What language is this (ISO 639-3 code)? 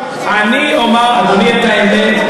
heb